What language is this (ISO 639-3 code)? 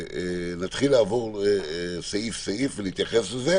heb